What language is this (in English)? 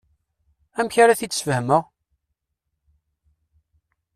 Kabyle